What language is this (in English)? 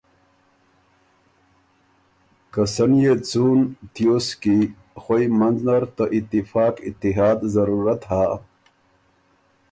Ormuri